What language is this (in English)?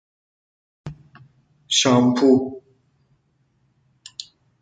Persian